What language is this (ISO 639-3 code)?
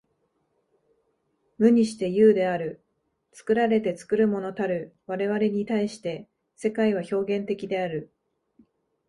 jpn